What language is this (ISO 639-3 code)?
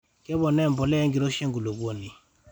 mas